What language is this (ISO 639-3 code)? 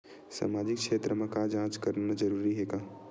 hne